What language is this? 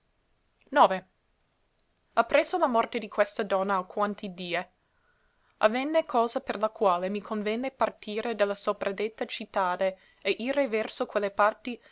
Italian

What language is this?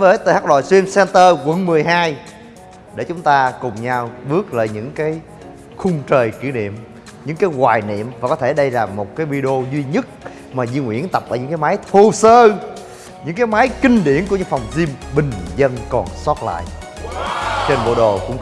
Vietnamese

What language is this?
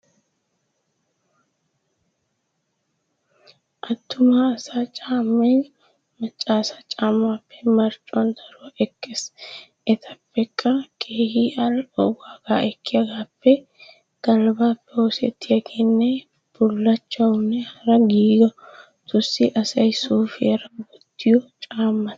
Wolaytta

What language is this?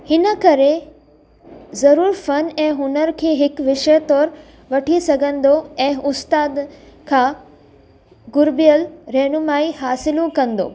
Sindhi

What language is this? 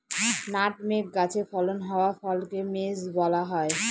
Bangla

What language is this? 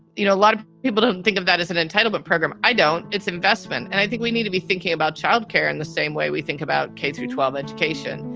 English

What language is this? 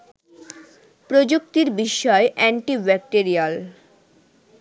Bangla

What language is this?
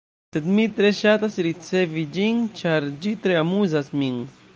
Esperanto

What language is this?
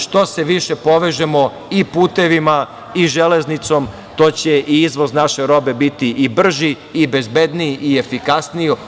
Serbian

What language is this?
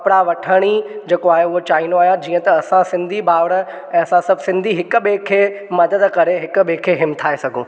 Sindhi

